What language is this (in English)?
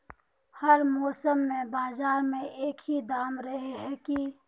Magahi